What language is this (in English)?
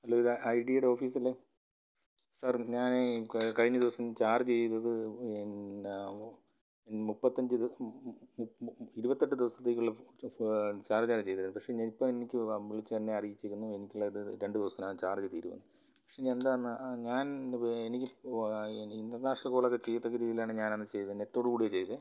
Malayalam